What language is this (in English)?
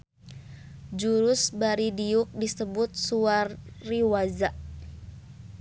Sundanese